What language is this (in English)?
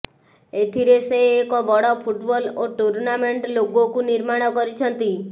Odia